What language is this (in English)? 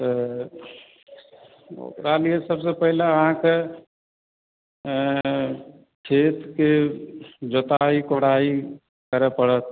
Maithili